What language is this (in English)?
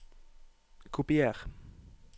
Norwegian